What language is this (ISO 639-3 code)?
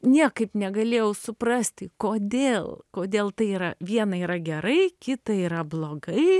lit